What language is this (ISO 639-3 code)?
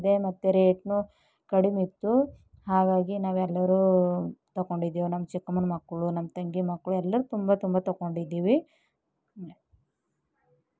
kan